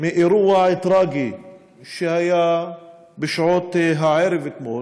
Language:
Hebrew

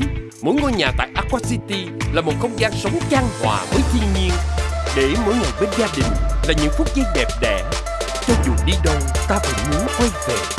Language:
Vietnamese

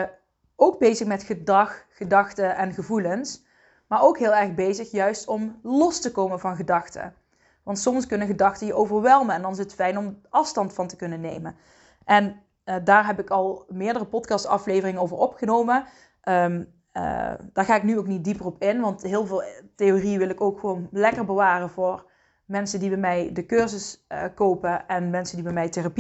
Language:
Dutch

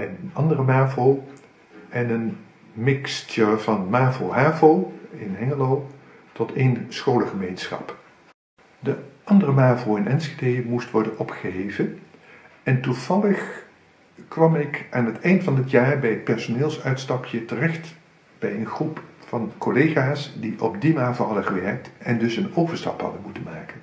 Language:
Dutch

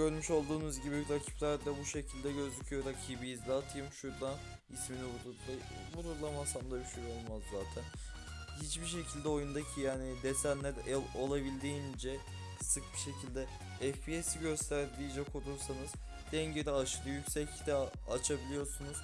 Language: Turkish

